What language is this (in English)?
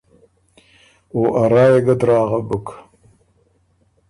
Ormuri